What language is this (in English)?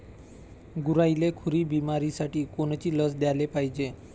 Marathi